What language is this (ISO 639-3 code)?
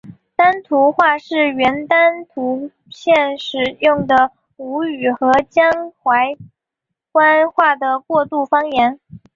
zho